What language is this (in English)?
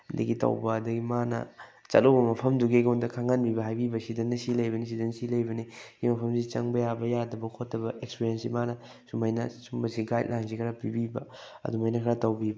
Manipuri